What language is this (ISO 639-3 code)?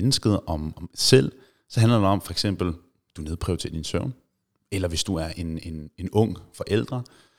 dan